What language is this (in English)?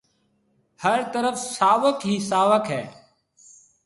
Marwari (Pakistan)